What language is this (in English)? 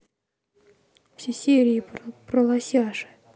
Russian